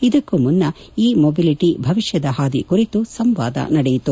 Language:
Kannada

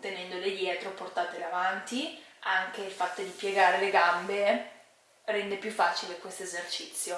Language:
Italian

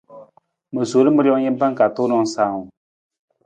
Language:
Nawdm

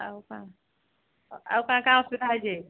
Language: Odia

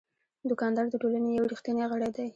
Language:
Pashto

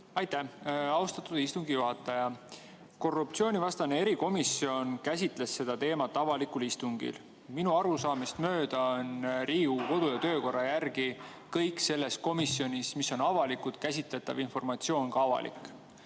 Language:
Estonian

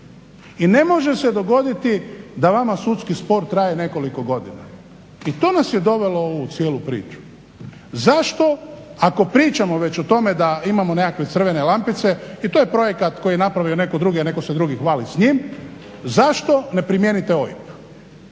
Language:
Croatian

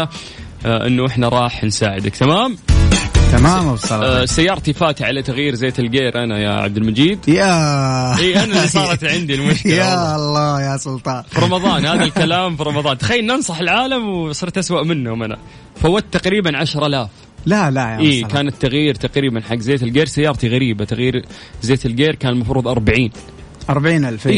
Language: Arabic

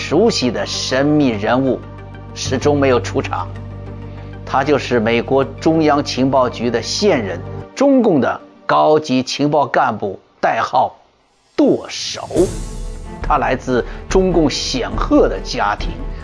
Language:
Chinese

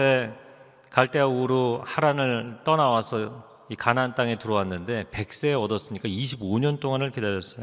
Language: Korean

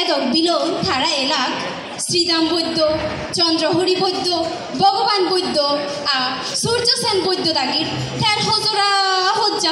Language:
Italian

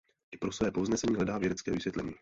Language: Czech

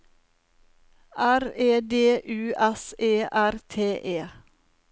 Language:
Norwegian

